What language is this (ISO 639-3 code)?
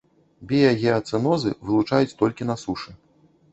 bel